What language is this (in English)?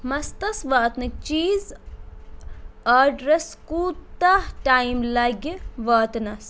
Kashmiri